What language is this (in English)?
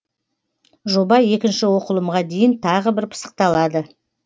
Kazakh